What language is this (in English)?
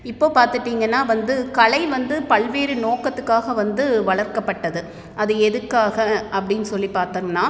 Tamil